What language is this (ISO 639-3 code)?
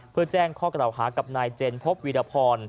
tha